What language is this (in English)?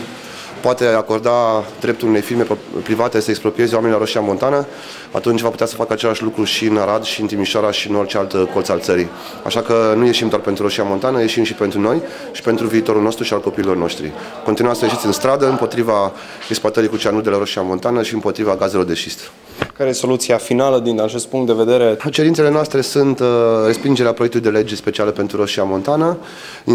Romanian